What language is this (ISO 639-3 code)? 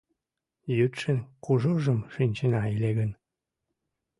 chm